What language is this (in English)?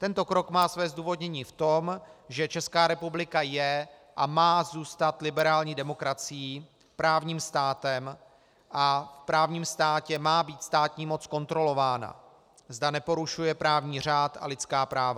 Czech